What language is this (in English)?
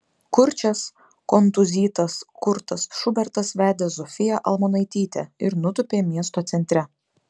Lithuanian